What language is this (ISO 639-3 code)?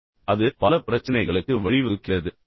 tam